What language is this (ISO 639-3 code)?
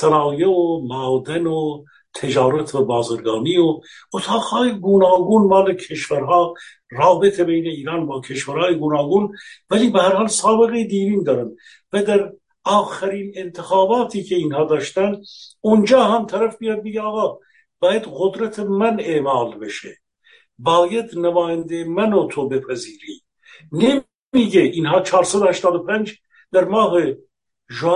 fas